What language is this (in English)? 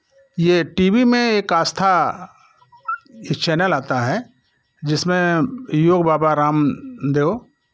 Hindi